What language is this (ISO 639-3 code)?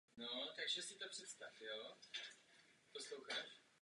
ces